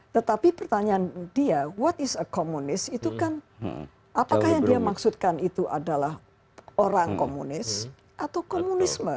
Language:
Indonesian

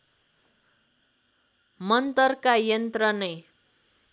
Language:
Nepali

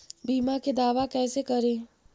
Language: Magahi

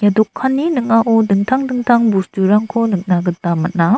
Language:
Garo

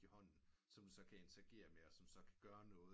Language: Danish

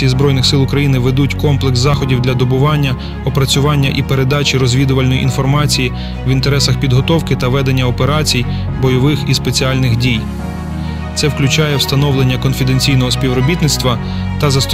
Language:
Ukrainian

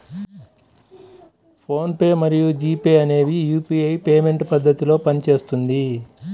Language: Telugu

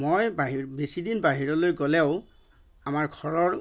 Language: Assamese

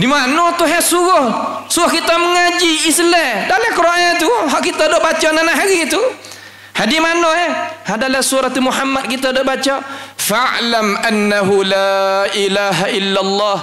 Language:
Malay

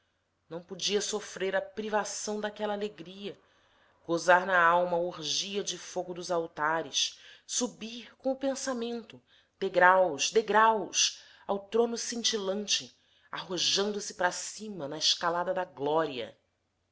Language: Portuguese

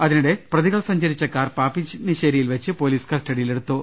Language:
Malayalam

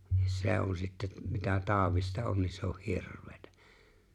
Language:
Finnish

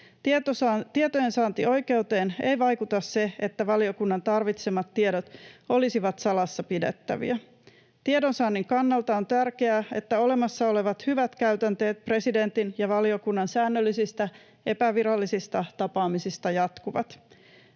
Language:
Finnish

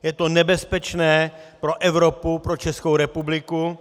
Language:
Czech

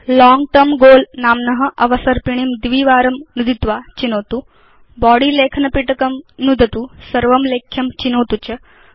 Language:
Sanskrit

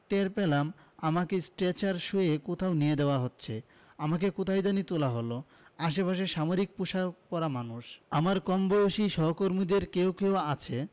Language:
Bangla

